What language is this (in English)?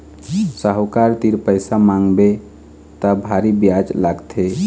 Chhattisgarhi